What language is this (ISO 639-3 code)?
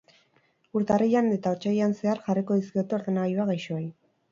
eus